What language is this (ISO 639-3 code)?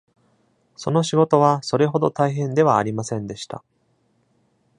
jpn